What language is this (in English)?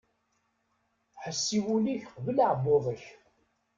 Kabyle